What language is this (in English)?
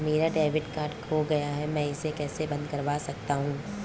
Hindi